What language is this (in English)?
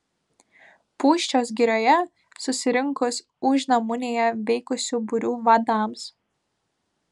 Lithuanian